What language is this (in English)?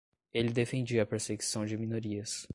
Portuguese